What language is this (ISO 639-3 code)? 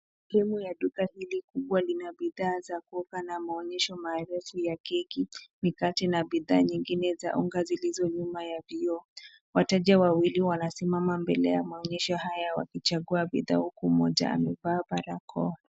swa